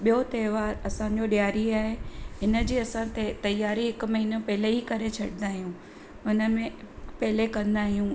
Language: Sindhi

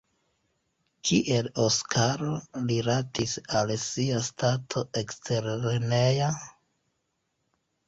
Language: Esperanto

